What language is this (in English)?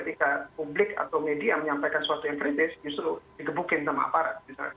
Indonesian